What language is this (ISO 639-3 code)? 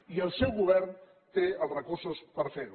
cat